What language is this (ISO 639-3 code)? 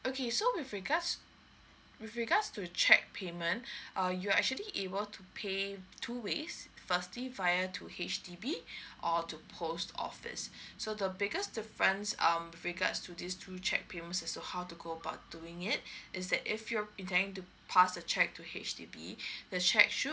eng